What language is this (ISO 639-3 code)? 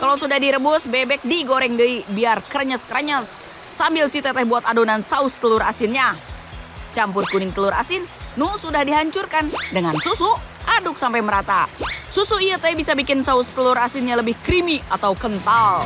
ind